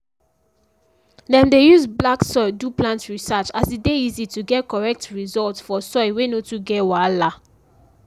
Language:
Nigerian Pidgin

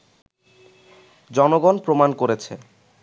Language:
Bangla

